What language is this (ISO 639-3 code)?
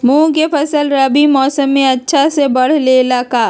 mag